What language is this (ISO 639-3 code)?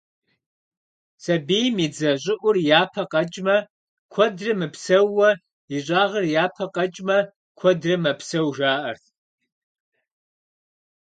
kbd